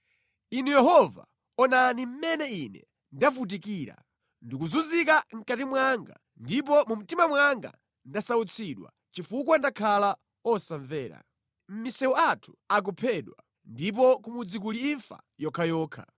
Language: Nyanja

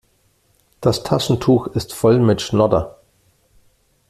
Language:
German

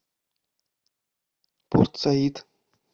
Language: Russian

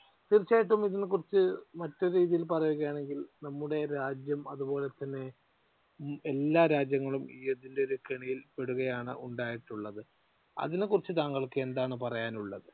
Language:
Malayalam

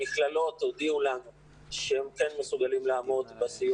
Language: Hebrew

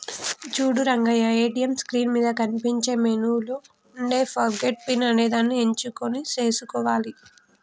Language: Telugu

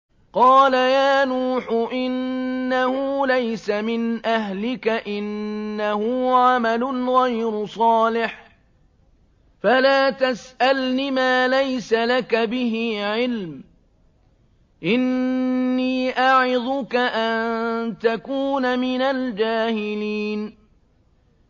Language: Arabic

